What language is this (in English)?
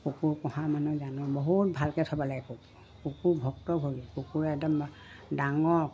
Assamese